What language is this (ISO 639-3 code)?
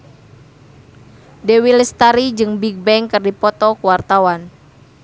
sun